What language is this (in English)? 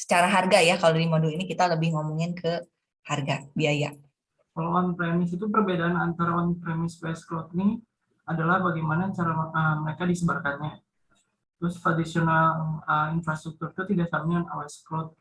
Indonesian